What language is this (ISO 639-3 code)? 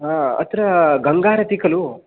san